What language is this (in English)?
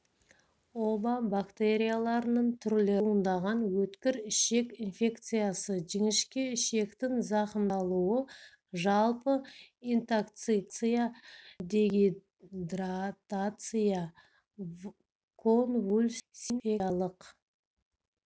Kazakh